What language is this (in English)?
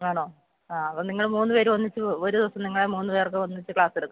Malayalam